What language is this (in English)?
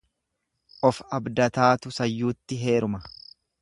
Oromo